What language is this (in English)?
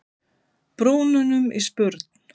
Icelandic